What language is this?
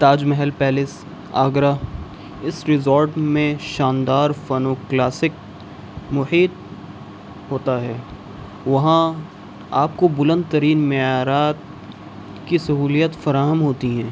Urdu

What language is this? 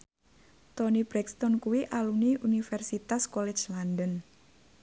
Javanese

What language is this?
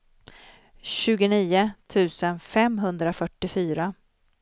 Swedish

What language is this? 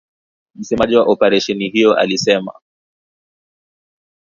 Swahili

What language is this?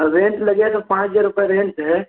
Hindi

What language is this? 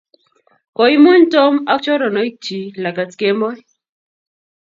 Kalenjin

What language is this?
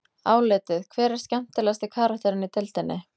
Icelandic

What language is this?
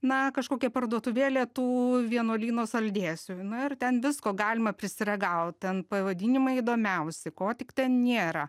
Lithuanian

